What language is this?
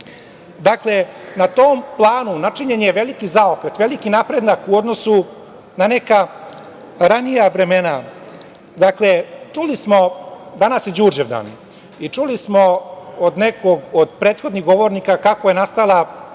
Serbian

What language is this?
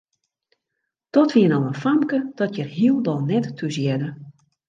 Western Frisian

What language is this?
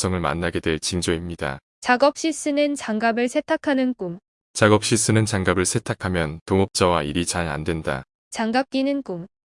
Korean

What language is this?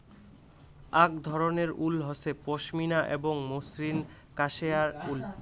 Bangla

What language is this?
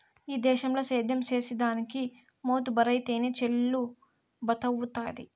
Telugu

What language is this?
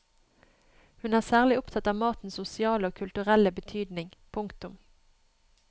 Norwegian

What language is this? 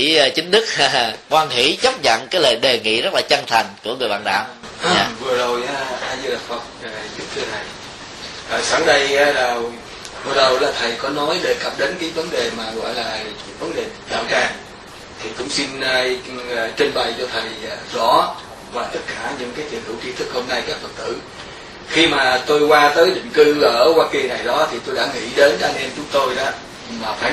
Vietnamese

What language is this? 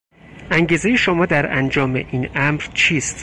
Persian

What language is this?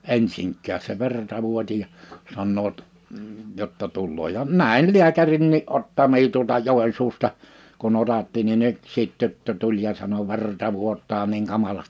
Finnish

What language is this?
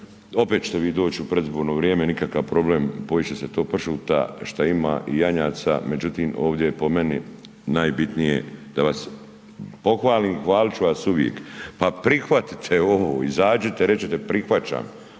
Croatian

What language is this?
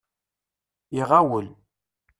Kabyle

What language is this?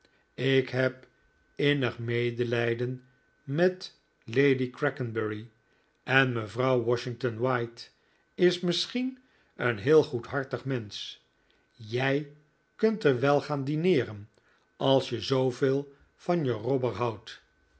Dutch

